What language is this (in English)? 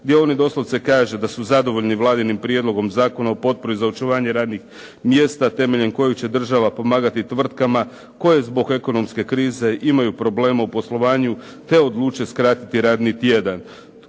Croatian